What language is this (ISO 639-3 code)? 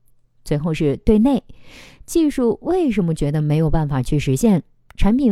zho